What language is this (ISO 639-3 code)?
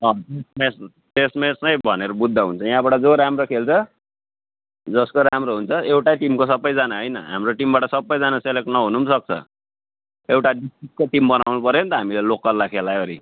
nep